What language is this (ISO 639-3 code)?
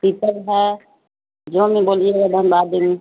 urd